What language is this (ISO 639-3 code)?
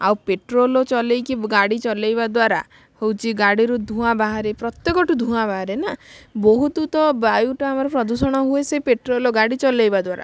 ori